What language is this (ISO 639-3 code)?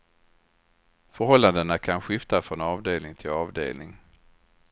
swe